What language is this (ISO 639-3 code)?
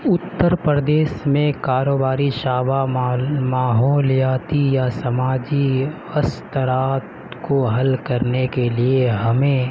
urd